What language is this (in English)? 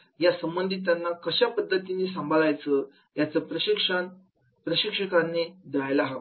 Marathi